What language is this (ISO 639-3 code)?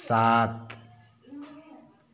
hin